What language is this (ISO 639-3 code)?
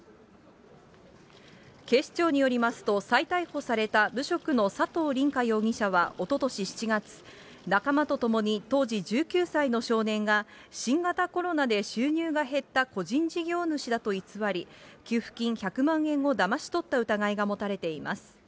jpn